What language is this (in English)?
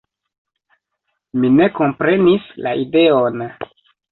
Esperanto